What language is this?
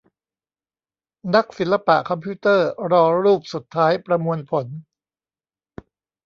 Thai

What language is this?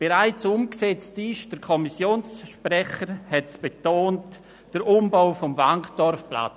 Swiss German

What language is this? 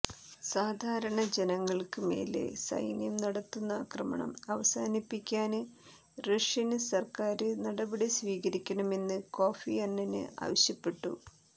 Malayalam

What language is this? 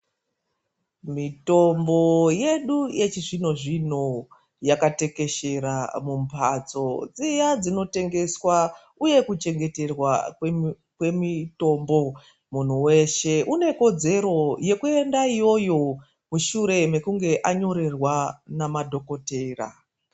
Ndau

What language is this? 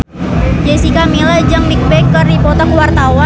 Sundanese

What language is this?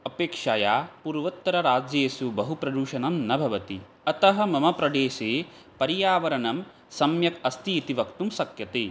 Sanskrit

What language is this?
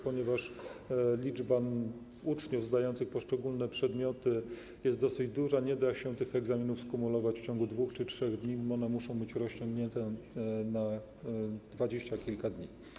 Polish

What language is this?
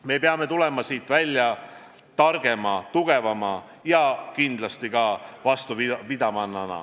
Estonian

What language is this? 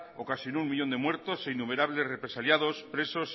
Spanish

